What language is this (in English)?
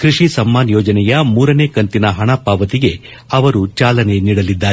Kannada